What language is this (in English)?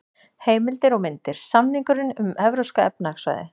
Icelandic